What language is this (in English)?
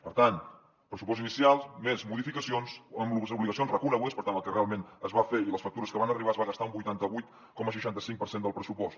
Catalan